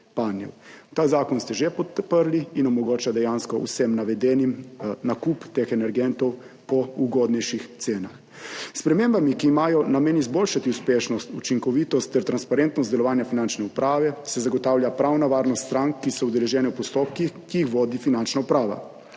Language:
Slovenian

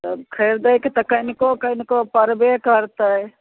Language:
Maithili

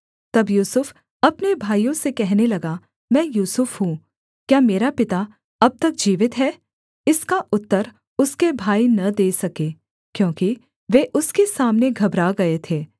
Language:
Hindi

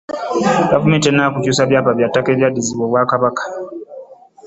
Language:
Ganda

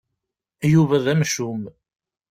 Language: Kabyle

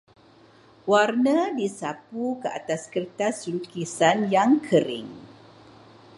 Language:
Malay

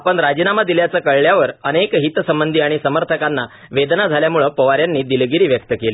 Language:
Marathi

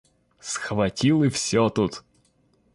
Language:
Russian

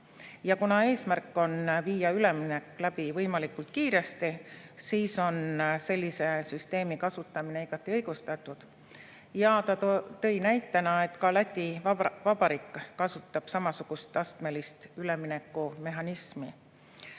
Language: Estonian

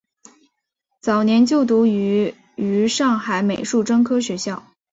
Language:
Chinese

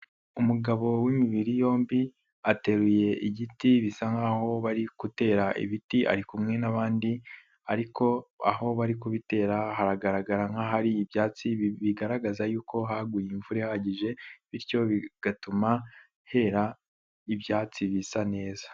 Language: Kinyarwanda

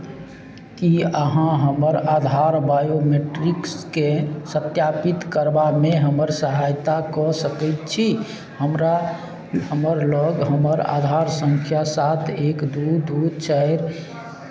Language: Maithili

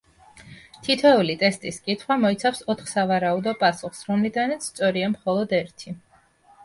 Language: Georgian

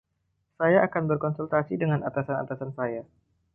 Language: Indonesian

